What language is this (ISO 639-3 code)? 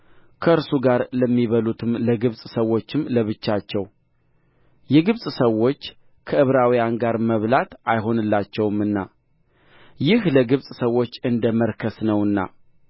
amh